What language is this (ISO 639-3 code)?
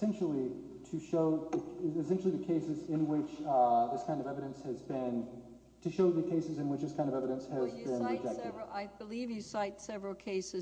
eng